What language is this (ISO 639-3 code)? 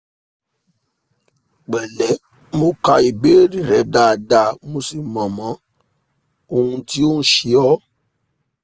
yor